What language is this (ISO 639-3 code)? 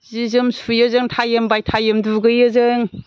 brx